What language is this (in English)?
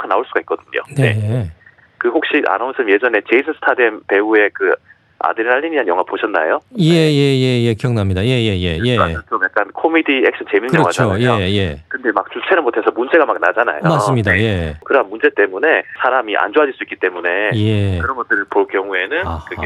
Korean